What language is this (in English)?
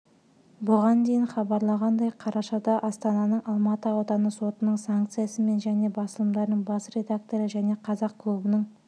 Kazakh